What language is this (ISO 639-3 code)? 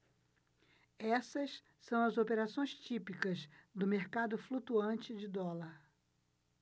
por